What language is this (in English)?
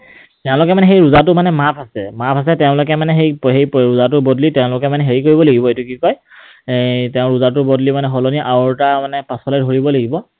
Assamese